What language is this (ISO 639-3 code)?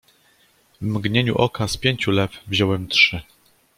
pol